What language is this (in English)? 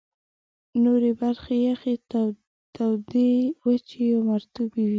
Pashto